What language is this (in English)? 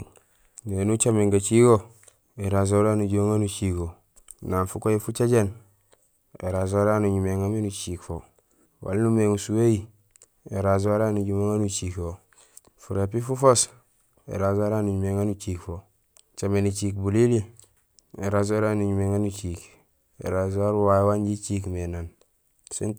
Gusilay